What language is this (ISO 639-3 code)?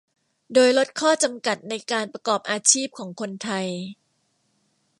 tha